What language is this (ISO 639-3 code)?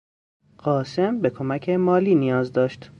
fas